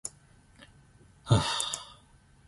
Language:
Zulu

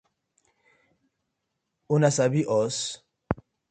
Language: Nigerian Pidgin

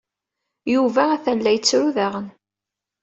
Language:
Kabyle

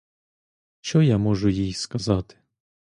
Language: Ukrainian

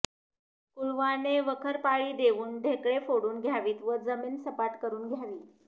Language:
Marathi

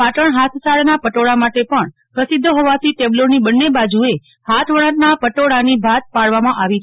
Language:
Gujarati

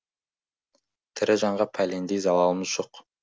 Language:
Kazakh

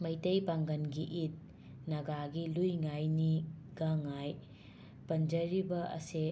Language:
Manipuri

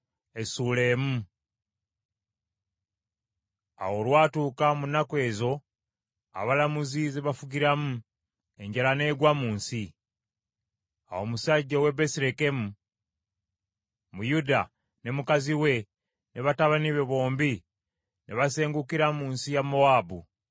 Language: Ganda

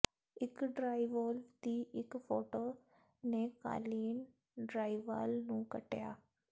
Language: Punjabi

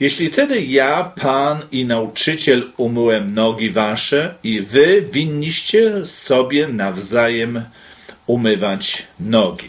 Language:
Polish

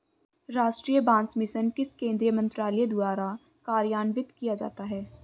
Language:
Hindi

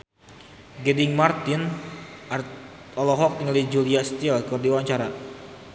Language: Sundanese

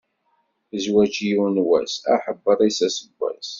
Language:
Kabyle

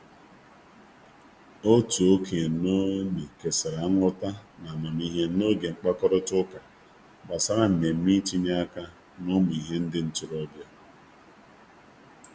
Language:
Igbo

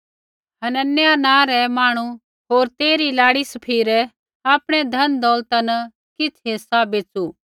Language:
Kullu Pahari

